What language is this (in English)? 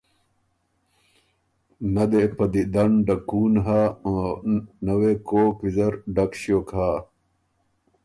Ormuri